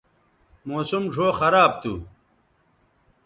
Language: Bateri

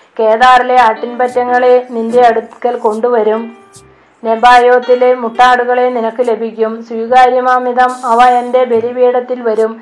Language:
Malayalam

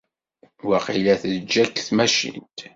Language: Kabyle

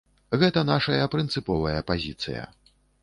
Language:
Belarusian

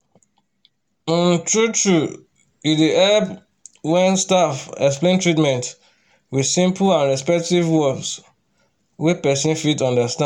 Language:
Nigerian Pidgin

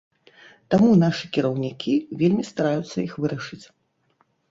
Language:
Belarusian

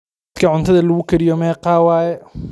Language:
Somali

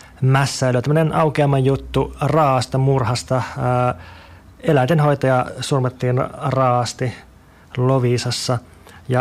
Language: Finnish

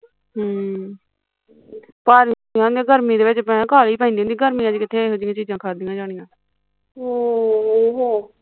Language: Punjabi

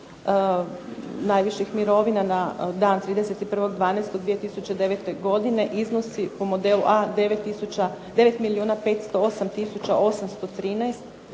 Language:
Croatian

